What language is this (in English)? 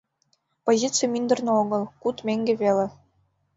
Mari